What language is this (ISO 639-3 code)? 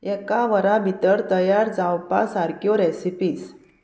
kok